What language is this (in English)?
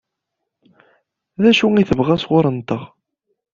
Kabyle